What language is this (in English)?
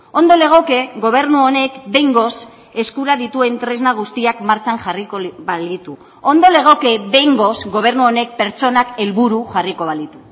Basque